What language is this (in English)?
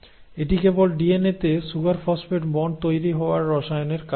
Bangla